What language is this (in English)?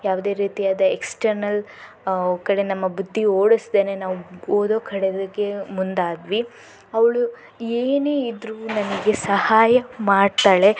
Kannada